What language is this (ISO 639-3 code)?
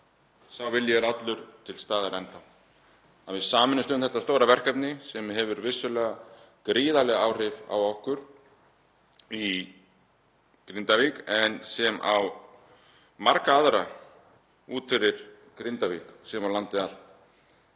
isl